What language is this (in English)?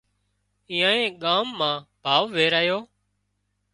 Wadiyara Koli